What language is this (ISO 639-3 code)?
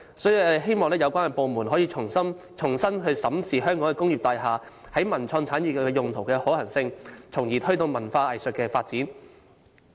yue